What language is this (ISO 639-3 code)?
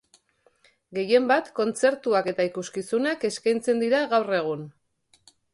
eus